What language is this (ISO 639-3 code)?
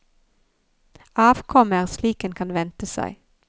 nor